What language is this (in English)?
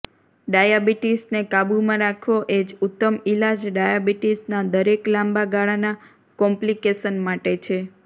Gujarati